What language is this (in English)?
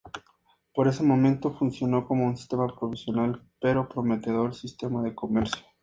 Spanish